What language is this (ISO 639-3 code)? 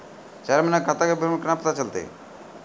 mai